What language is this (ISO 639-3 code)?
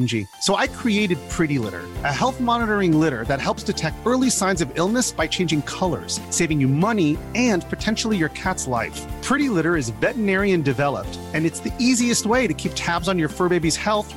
swe